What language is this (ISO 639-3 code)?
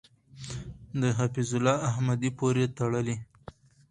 pus